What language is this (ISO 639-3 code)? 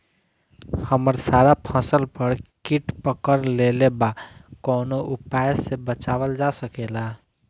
bho